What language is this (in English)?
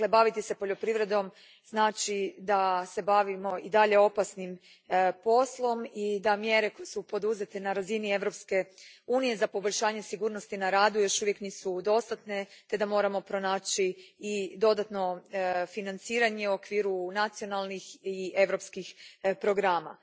Croatian